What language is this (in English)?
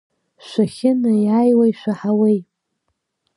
Abkhazian